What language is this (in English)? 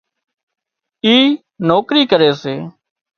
Wadiyara Koli